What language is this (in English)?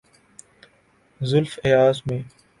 Urdu